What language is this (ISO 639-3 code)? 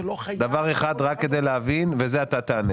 heb